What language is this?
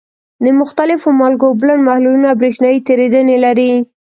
Pashto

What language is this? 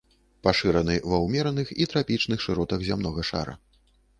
Belarusian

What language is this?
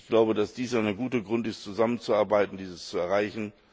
German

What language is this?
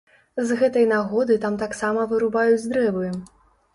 Belarusian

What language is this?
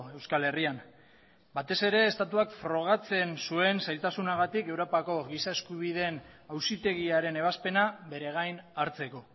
Basque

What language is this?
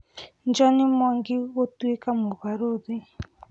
Kikuyu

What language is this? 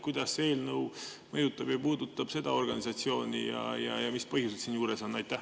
Estonian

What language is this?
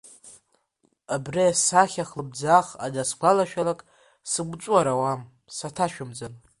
Abkhazian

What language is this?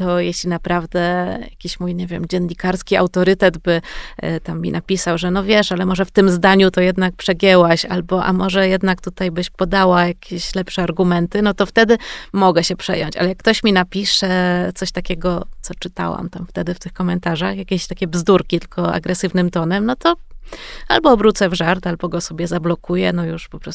Polish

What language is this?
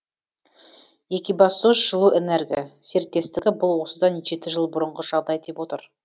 Kazakh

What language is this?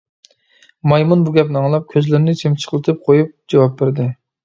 Uyghur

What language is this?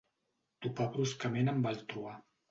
Catalan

